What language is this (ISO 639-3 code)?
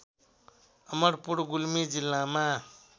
nep